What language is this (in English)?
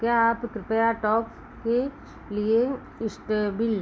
Hindi